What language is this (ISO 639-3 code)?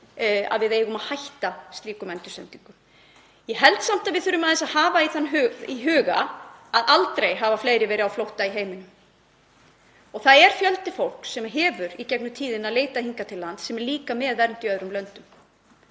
isl